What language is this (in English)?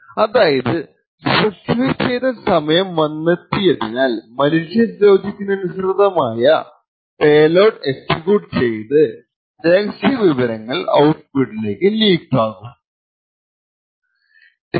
Malayalam